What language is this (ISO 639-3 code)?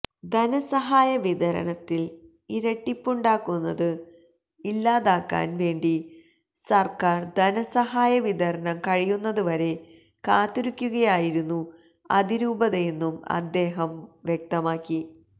mal